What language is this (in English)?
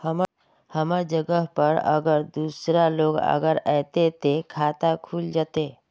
Magahi